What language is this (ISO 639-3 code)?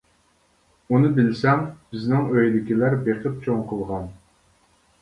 uig